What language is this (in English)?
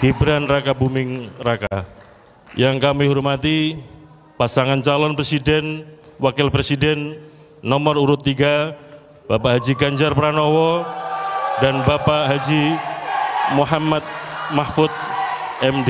Indonesian